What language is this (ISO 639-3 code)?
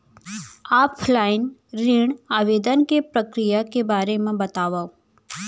hne